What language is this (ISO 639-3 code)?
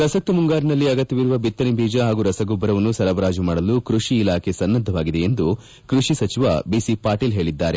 kan